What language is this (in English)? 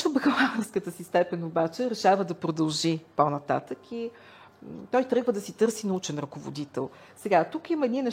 Bulgarian